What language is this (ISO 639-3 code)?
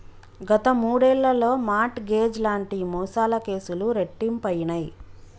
tel